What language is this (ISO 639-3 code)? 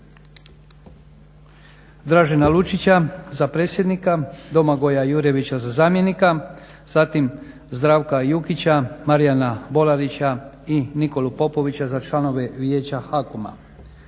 hrv